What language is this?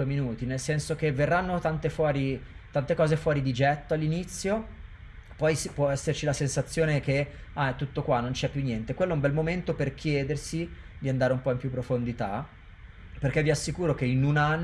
Italian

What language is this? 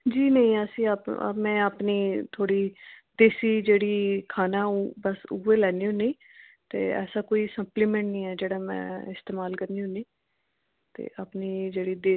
Dogri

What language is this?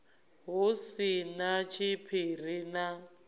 Venda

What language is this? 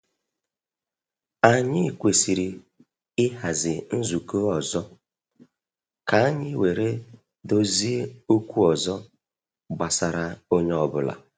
Igbo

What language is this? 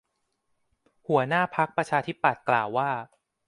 Thai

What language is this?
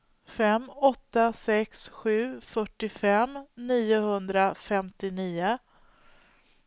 Swedish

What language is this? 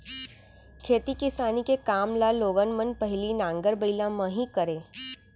Chhattisgarhi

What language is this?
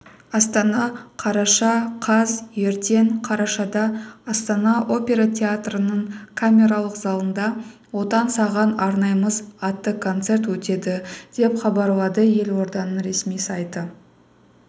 Kazakh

